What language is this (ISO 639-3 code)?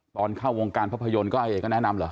tha